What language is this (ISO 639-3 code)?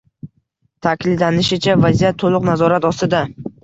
uzb